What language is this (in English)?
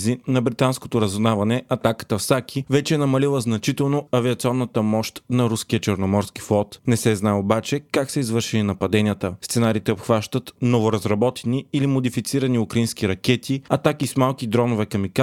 Bulgarian